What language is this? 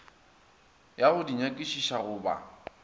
Northern Sotho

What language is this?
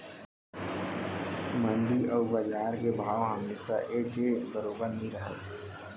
Chhattisgarhi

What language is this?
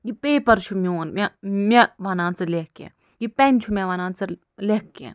Kashmiri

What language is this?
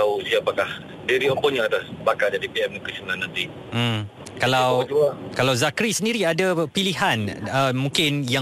Malay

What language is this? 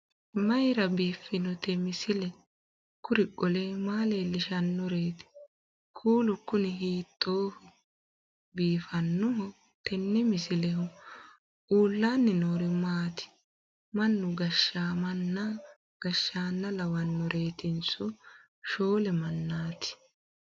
Sidamo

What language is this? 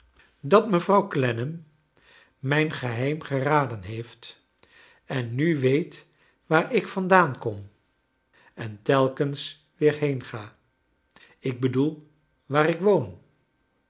Dutch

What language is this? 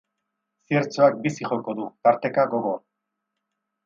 Basque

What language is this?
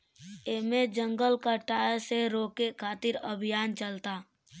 Bhojpuri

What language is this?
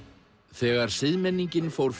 Icelandic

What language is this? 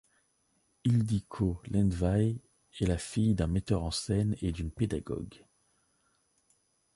French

